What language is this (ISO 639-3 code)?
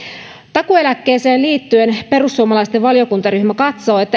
fin